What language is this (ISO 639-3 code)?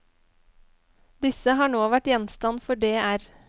nor